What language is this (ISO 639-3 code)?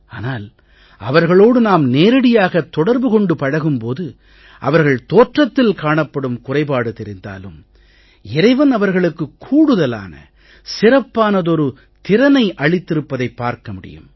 tam